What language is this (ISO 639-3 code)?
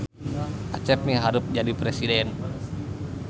sun